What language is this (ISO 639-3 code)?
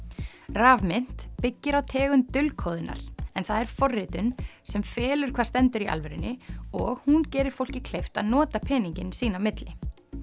isl